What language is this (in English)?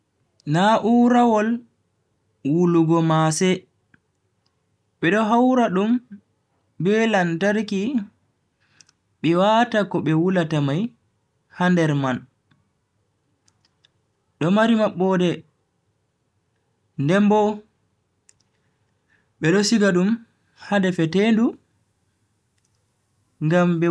Bagirmi Fulfulde